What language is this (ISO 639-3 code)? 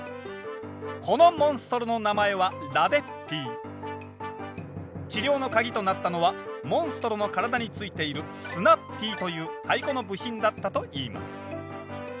jpn